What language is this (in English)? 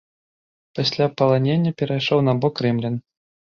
Belarusian